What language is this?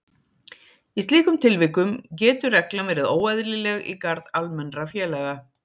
Icelandic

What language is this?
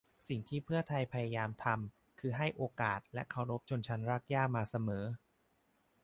Thai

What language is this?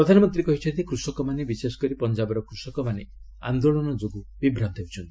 Odia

